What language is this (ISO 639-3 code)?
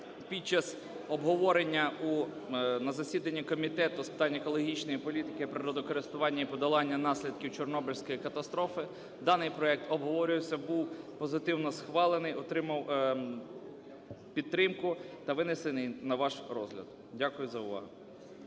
ukr